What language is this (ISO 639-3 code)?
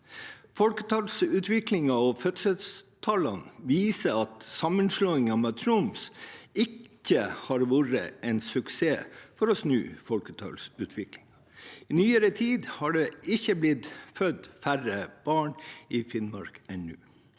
nor